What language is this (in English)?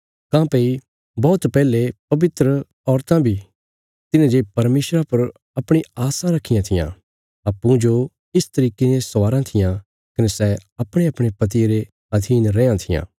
Bilaspuri